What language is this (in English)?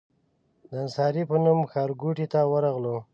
Pashto